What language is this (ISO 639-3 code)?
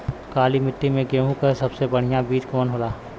bho